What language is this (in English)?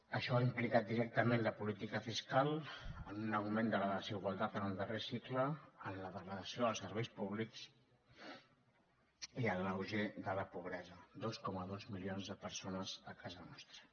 Catalan